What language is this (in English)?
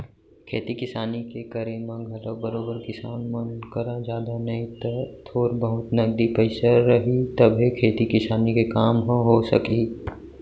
Chhattisgarhi